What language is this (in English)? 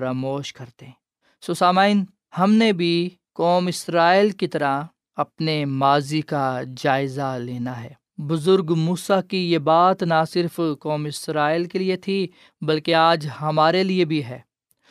Urdu